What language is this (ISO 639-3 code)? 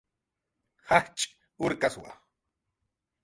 jqr